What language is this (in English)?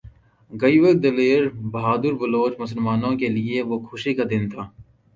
Urdu